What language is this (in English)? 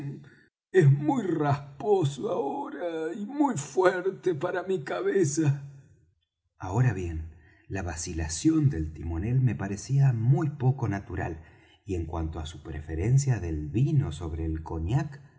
Spanish